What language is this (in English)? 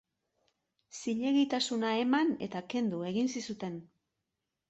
Basque